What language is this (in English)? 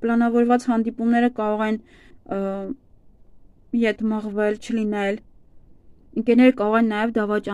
Romanian